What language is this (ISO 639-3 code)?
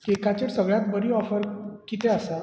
kok